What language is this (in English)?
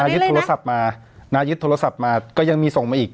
Thai